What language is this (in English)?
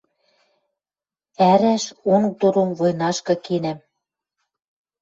Western Mari